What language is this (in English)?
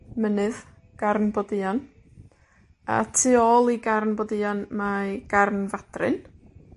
Welsh